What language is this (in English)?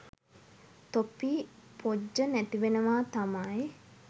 Sinhala